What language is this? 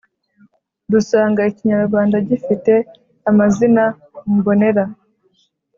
Kinyarwanda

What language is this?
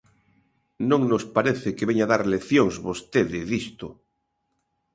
Galician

